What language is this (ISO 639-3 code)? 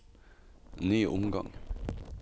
nor